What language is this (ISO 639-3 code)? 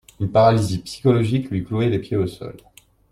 fra